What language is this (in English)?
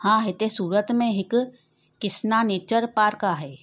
Sindhi